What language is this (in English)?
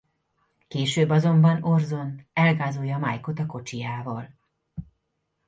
Hungarian